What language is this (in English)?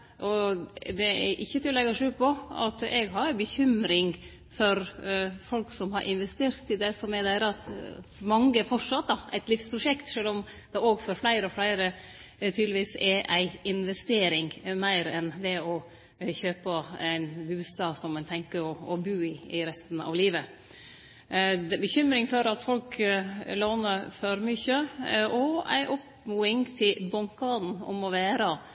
Norwegian Nynorsk